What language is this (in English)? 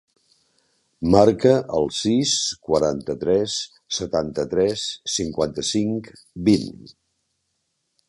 Catalan